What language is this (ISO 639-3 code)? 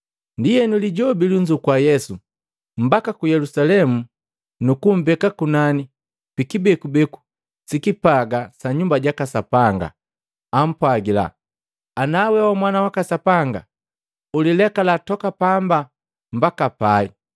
mgv